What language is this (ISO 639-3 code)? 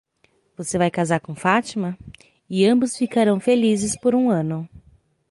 por